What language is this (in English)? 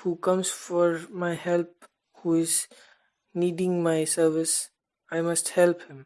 English